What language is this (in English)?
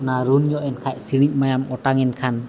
Santali